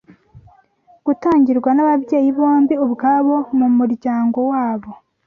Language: Kinyarwanda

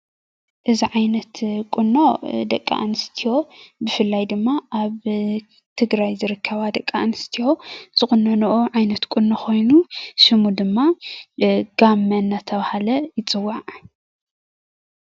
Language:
Tigrinya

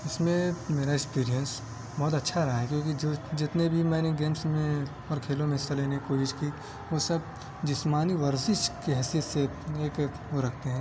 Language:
Urdu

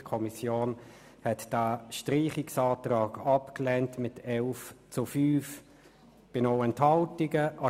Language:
Swiss German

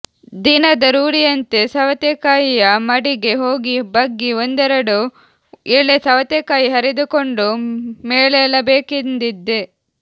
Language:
Kannada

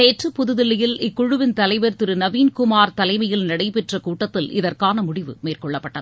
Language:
Tamil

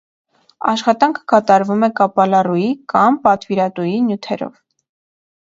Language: Armenian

